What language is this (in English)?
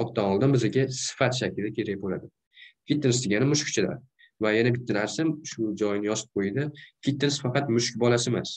Turkish